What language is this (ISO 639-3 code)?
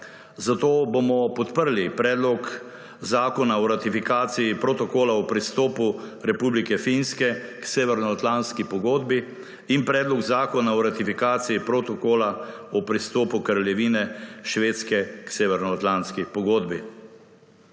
slv